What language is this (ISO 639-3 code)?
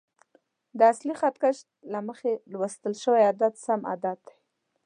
pus